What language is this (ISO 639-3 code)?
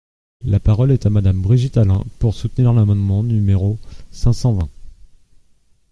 fra